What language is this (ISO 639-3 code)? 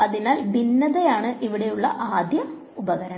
mal